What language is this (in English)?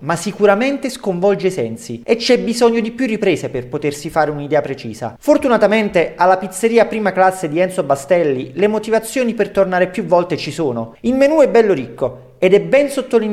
Italian